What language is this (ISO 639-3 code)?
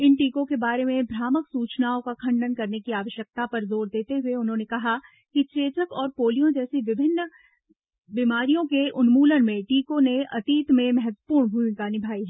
hin